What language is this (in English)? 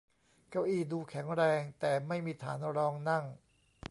Thai